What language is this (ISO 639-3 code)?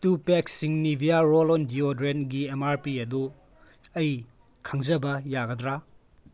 mni